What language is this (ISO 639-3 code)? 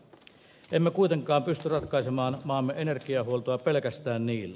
fin